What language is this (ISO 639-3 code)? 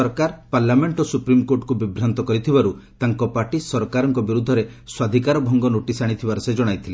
ori